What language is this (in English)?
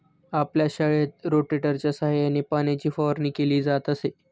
Marathi